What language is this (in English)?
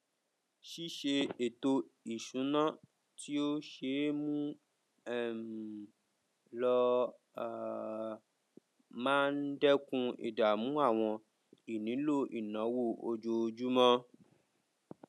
Yoruba